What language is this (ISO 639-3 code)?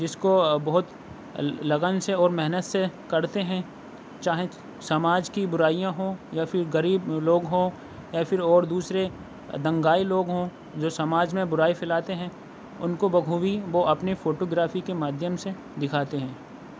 urd